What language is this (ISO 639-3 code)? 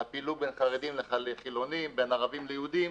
heb